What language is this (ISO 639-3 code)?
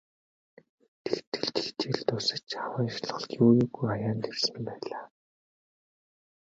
mon